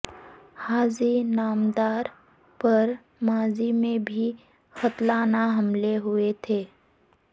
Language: Urdu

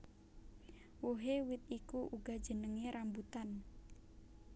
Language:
Javanese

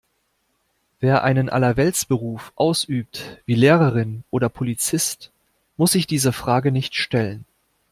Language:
German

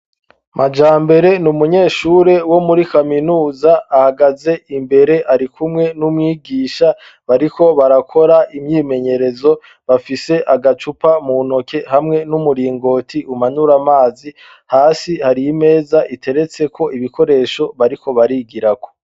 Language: Rundi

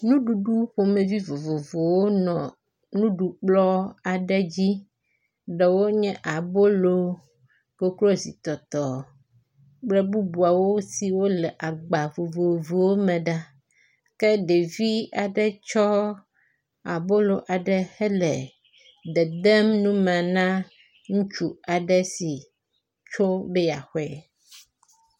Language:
Ewe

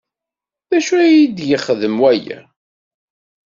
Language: Kabyle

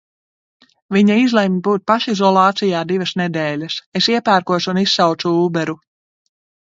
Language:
Latvian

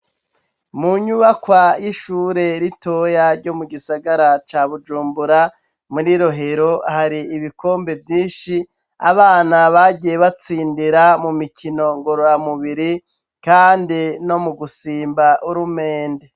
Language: Rundi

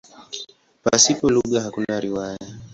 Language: Swahili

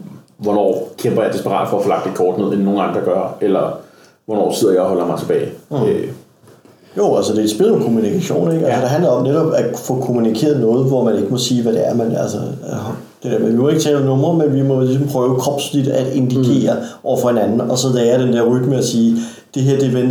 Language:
Danish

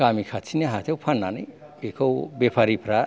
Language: Bodo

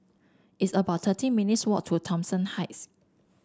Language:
English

